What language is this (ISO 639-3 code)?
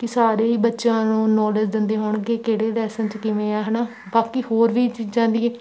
pan